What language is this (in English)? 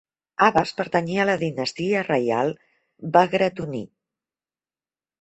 Catalan